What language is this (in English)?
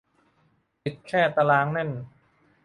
Thai